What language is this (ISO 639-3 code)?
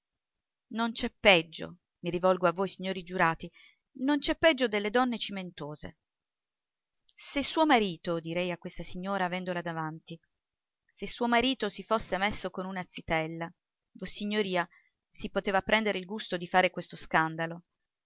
ita